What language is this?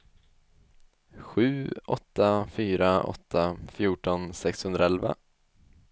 Swedish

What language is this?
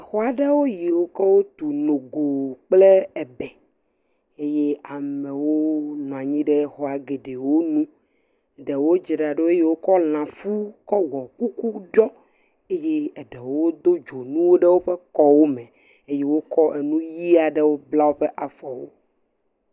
Ewe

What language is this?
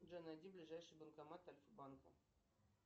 Russian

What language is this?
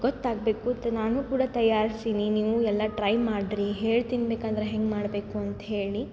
Kannada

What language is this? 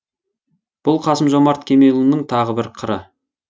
Kazakh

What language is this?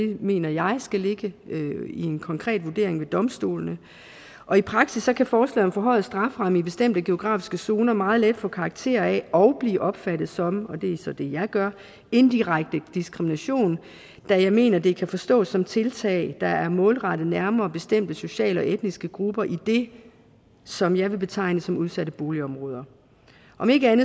Danish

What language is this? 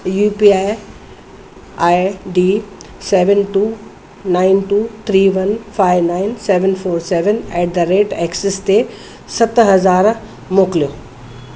Sindhi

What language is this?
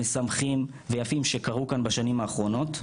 Hebrew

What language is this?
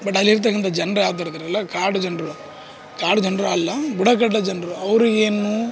Kannada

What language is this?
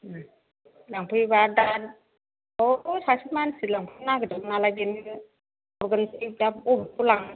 Bodo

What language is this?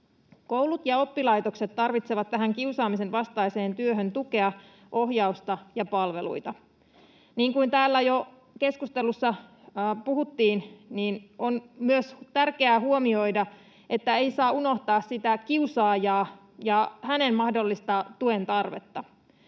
Finnish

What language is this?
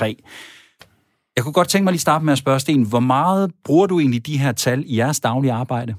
Danish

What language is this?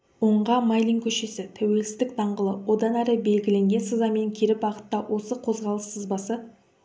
Kazakh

